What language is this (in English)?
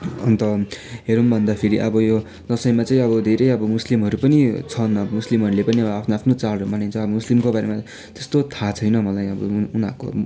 Nepali